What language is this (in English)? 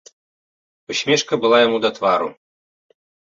Belarusian